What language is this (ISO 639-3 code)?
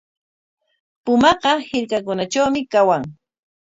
qwa